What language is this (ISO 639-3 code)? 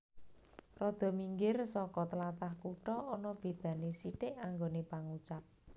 jav